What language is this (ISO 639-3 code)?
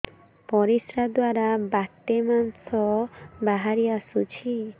ori